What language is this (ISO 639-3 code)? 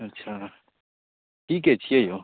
mai